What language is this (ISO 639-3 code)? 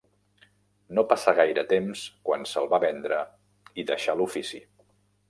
cat